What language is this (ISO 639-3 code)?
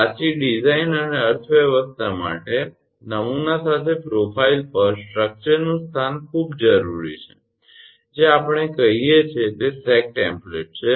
guj